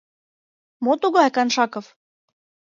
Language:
Mari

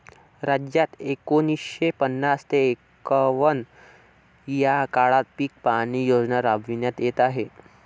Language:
Marathi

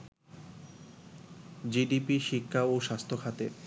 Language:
Bangla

